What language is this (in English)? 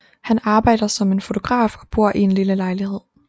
Danish